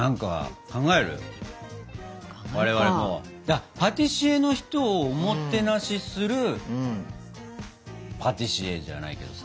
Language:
Japanese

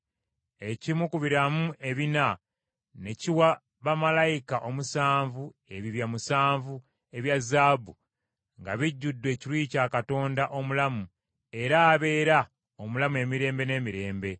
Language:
Ganda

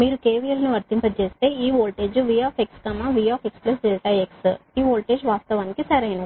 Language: Telugu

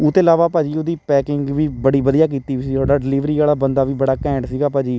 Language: Punjabi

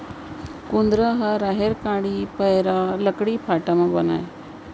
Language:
Chhattisgarhi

